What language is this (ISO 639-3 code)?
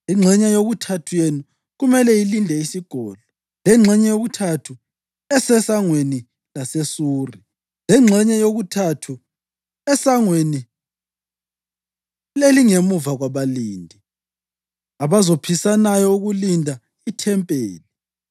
nde